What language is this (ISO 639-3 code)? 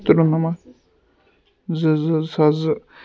kas